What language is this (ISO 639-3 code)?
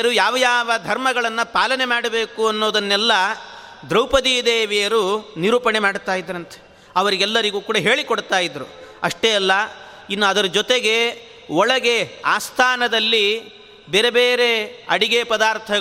kan